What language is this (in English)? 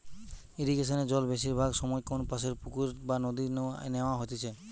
Bangla